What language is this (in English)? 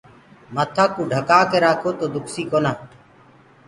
Gurgula